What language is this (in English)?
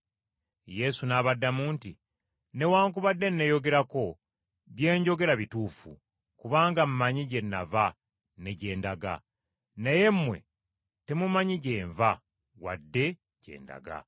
Ganda